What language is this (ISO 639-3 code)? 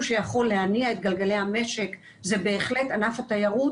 heb